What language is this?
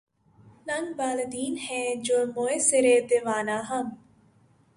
Urdu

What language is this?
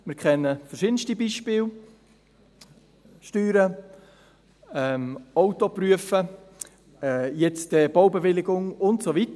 Swiss German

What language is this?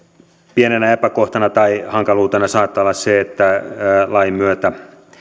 Finnish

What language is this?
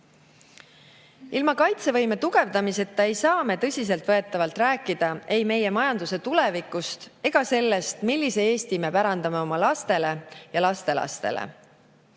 Estonian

